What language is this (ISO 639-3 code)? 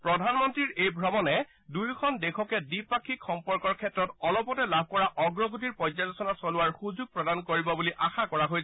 asm